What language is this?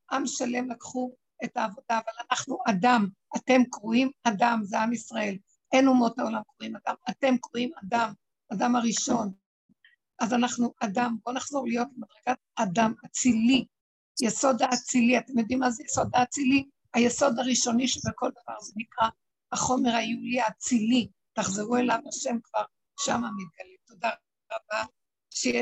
Hebrew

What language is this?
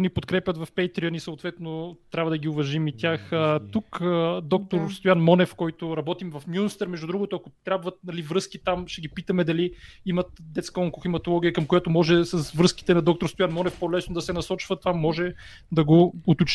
Bulgarian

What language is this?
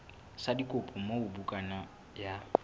Southern Sotho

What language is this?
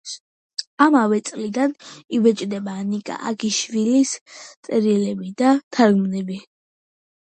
Georgian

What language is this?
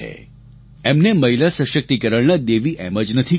Gujarati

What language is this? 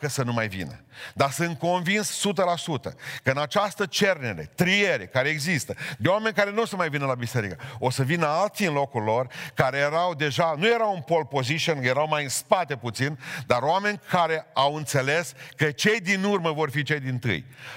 Romanian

